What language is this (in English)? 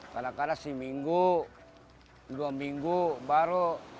Indonesian